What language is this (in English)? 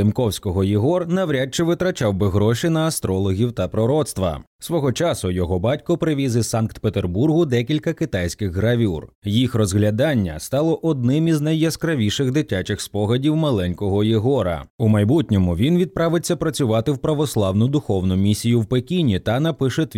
Ukrainian